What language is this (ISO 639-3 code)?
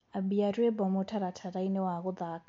kik